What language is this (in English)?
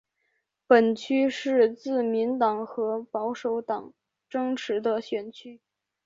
Chinese